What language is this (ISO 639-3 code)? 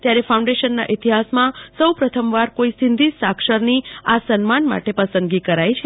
guj